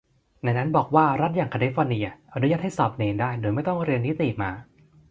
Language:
Thai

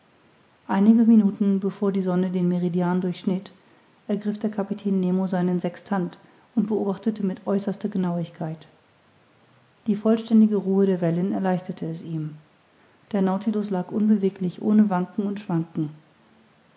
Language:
German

